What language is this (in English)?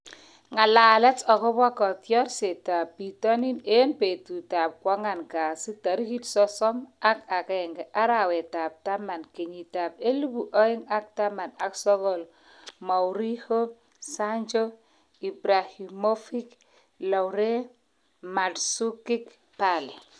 Kalenjin